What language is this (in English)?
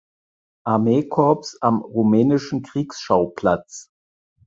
German